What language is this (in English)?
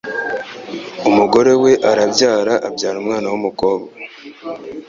Kinyarwanda